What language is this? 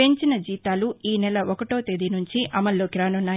Telugu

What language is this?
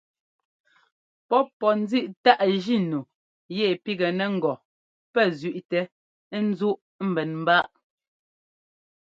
Ngomba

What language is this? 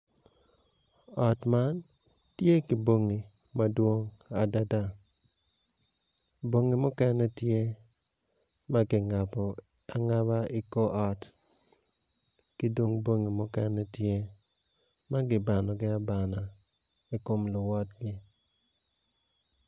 Acoli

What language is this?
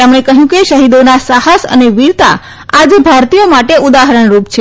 Gujarati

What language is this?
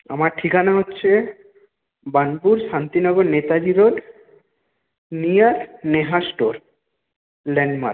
Bangla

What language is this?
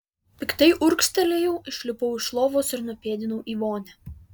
Lithuanian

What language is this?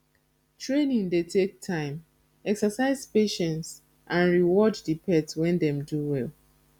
Nigerian Pidgin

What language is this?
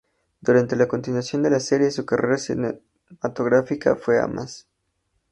Spanish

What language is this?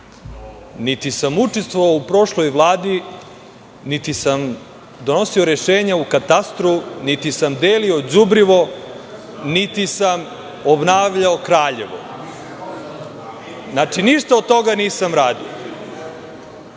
Serbian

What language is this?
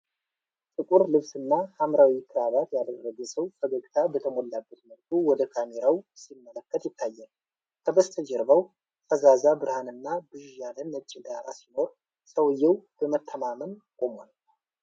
Amharic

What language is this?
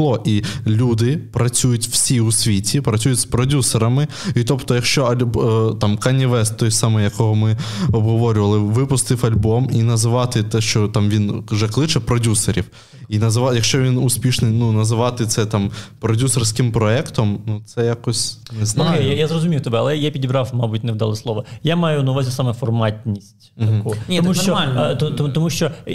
Ukrainian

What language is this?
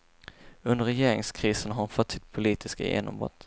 Swedish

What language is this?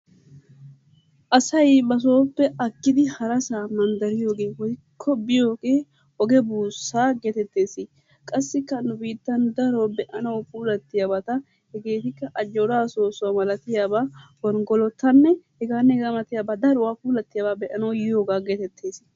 Wolaytta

